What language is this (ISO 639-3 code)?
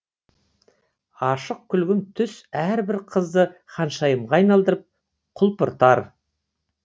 kaz